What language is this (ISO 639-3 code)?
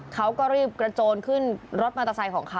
tha